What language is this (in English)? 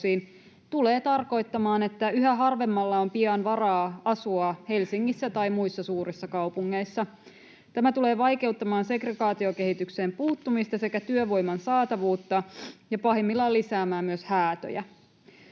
Finnish